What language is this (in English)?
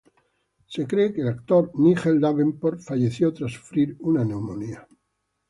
Spanish